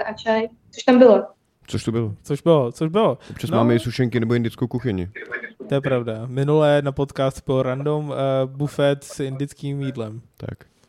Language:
Czech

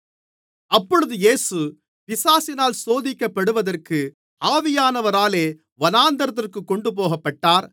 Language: Tamil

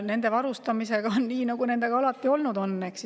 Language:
Estonian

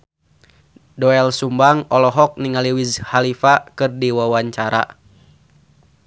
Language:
Sundanese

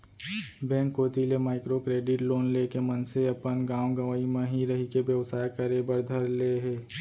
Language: Chhattisgarhi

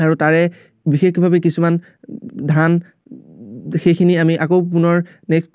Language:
Assamese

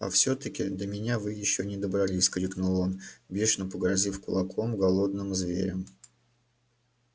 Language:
Russian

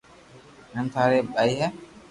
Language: Loarki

